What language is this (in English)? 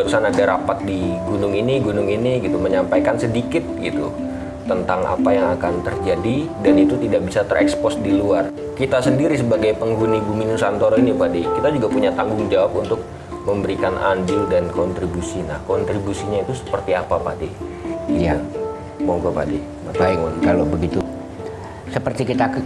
Indonesian